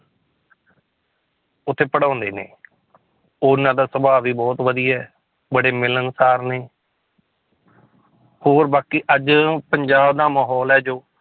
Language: Punjabi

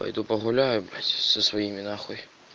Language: Russian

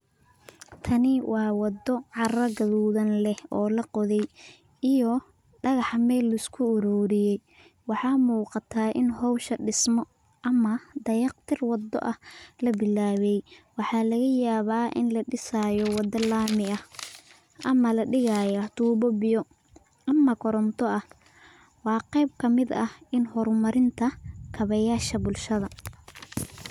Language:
Somali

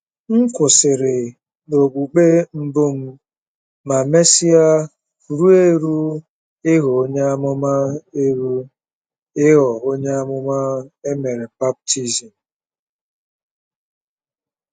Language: Igbo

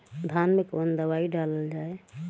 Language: Bhojpuri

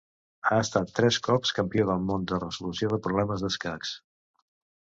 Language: Catalan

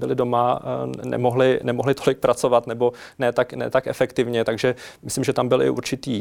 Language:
Czech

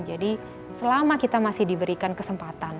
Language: Indonesian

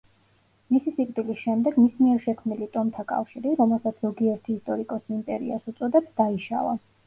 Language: Georgian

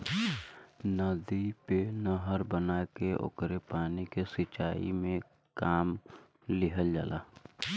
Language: Bhojpuri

